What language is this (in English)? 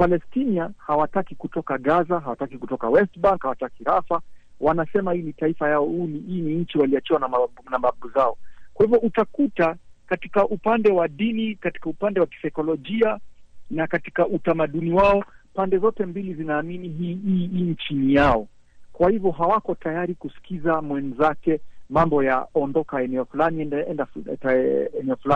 Swahili